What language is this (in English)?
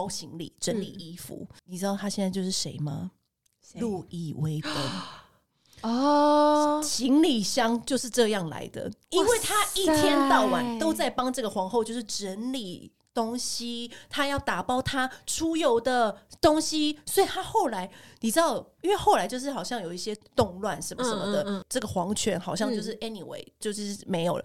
Chinese